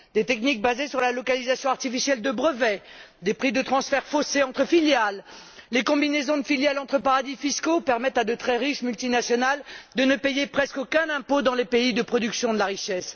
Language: French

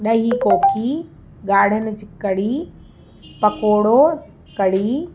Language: Sindhi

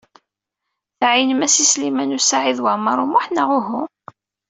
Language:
Kabyle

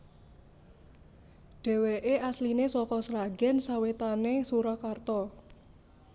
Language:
Javanese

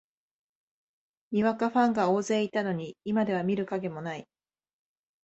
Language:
Japanese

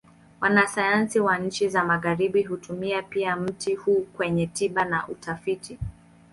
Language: Swahili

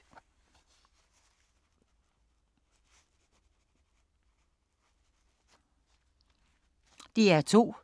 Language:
Danish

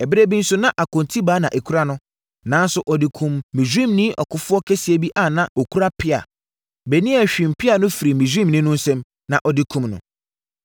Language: Akan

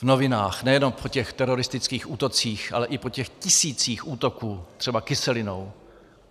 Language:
Czech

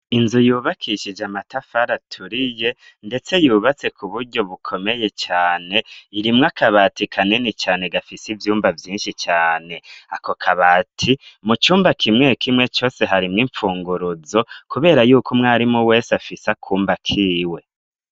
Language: Rundi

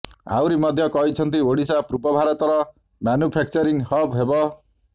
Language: Odia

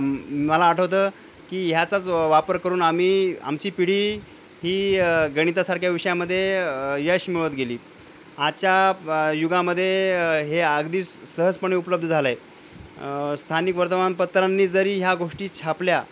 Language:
Marathi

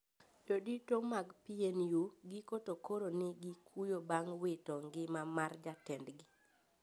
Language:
Luo (Kenya and Tanzania)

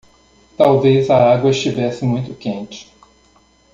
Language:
Portuguese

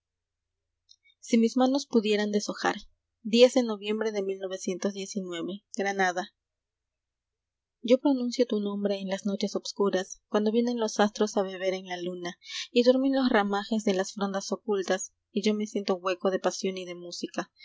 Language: Spanish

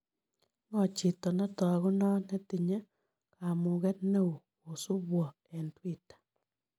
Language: Kalenjin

